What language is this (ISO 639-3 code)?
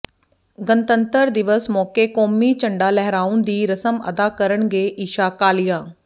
pan